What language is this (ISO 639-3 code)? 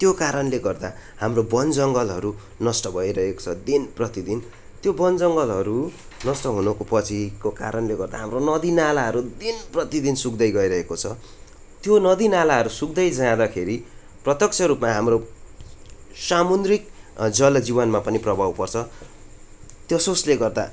nep